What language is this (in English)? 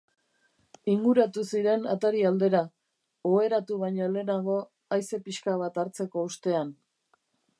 Basque